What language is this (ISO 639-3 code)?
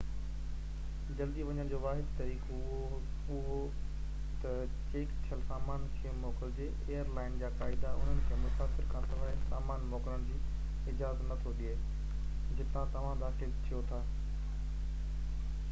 snd